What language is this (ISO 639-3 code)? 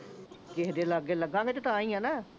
pan